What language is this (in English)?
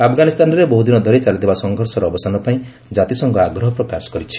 Odia